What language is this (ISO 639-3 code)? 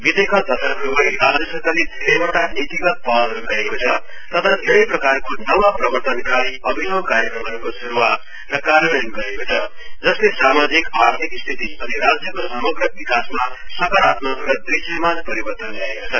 nep